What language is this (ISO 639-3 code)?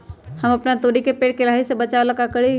mag